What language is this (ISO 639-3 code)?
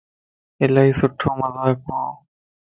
lss